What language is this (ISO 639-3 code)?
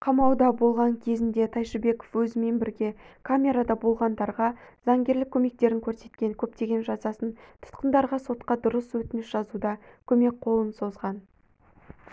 kaz